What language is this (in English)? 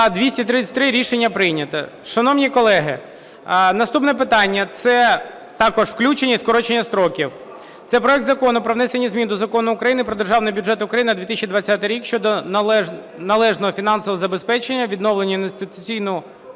Ukrainian